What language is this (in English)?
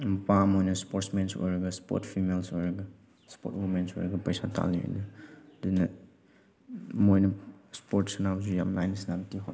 Manipuri